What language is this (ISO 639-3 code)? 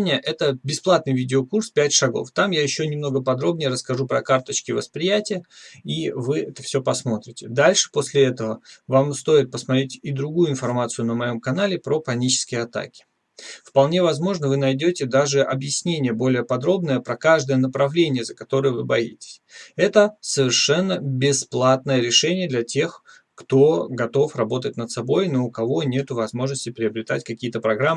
rus